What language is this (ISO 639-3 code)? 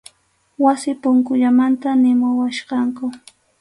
qxu